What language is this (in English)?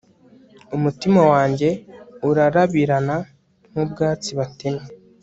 Kinyarwanda